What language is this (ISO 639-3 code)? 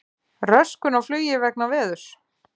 isl